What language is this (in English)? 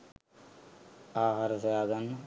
Sinhala